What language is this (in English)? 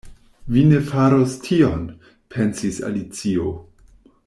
Esperanto